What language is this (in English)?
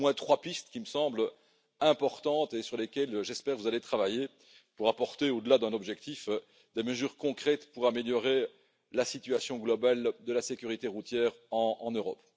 French